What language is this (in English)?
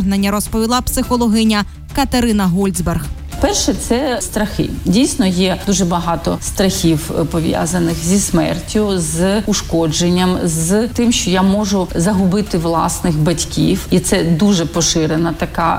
Ukrainian